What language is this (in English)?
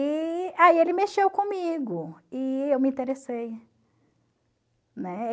Portuguese